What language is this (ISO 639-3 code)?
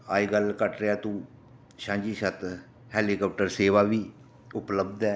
doi